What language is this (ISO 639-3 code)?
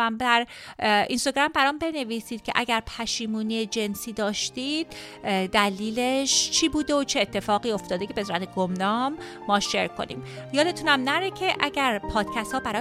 fas